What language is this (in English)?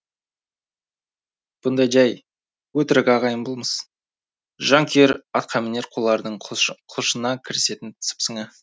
Kazakh